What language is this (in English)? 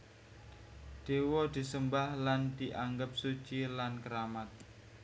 Javanese